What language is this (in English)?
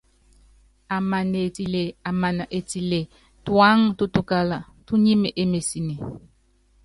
Yangben